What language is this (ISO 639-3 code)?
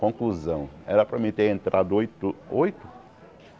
por